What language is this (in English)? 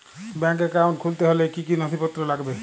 Bangla